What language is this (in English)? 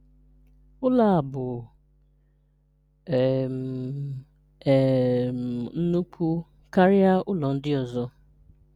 Igbo